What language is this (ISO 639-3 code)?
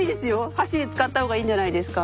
jpn